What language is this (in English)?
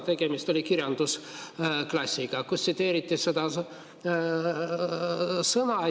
Estonian